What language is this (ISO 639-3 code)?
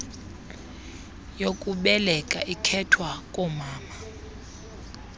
xho